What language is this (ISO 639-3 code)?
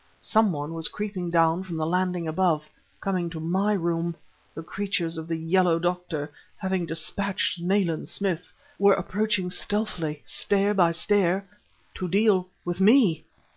eng